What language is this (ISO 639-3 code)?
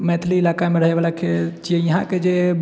mai